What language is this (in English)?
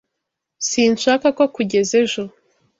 Kinyarwanda